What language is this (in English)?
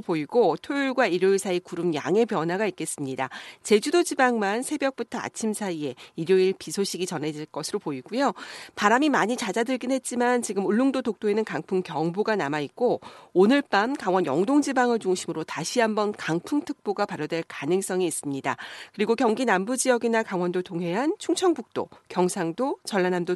Korean